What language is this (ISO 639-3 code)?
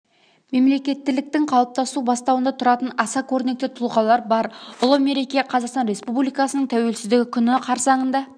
kaz